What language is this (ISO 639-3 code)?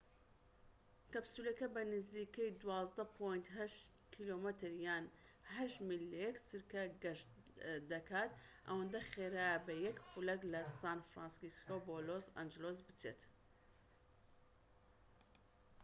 ckb